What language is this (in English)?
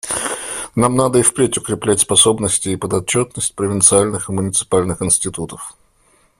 Russian